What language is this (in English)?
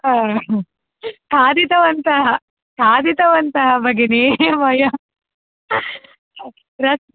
Sanskrit